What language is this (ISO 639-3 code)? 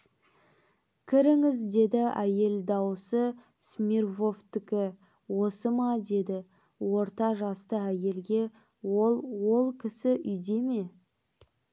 kaz